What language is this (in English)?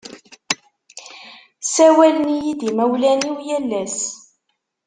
Kabyle